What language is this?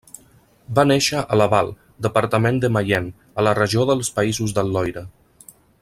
Catalan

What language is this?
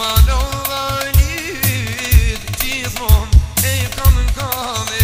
Bulgarian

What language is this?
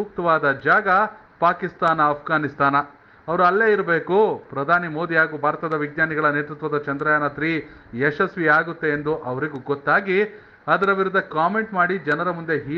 Hindi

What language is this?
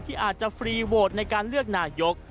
Thai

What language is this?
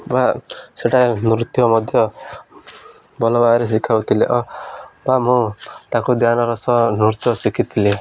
Odia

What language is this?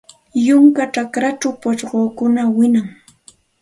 Santa Ana de Tusi Pasco Quechua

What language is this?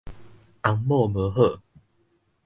Min Nan Chinese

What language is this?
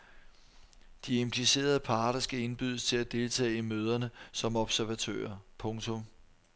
Danish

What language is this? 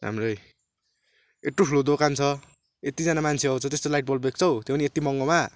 Nepali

